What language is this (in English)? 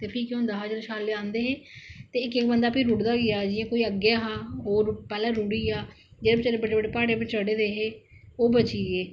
Dogri